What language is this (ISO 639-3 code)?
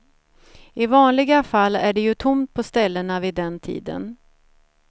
swe